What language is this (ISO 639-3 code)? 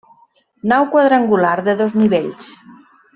cat